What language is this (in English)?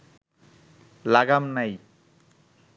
Bangla